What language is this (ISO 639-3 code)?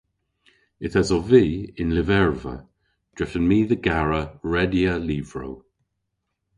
cor